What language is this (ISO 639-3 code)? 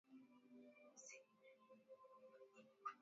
swa